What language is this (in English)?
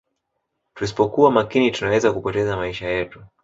Swahili